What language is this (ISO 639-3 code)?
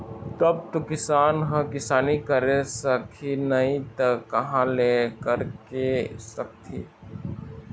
hne